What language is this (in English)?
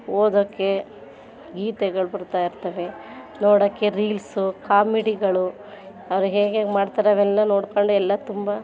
Kannada